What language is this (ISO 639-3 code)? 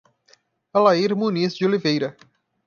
por